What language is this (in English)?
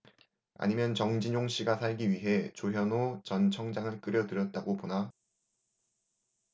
Korean